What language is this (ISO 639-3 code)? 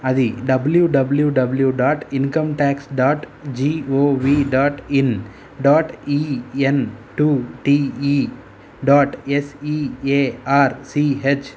tel